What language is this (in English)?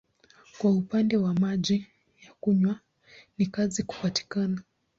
Swahili